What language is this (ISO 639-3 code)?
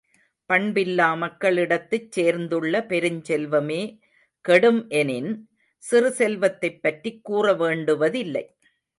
tam